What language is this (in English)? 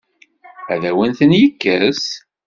Kabyle